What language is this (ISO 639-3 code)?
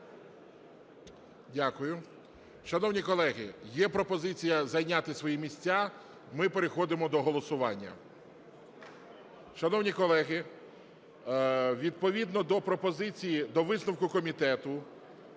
ukr